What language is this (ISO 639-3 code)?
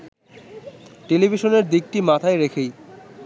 ben